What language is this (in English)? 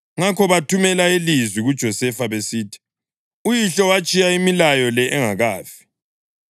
North Ndebele